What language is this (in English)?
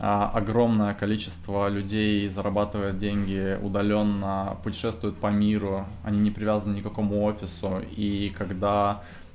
Russian